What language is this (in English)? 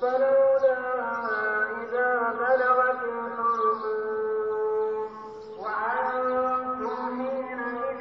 Arabic